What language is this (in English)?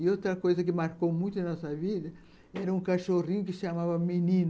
Portuguese